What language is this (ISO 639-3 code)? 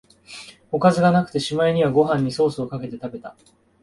jpn